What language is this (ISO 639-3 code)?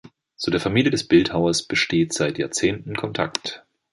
deu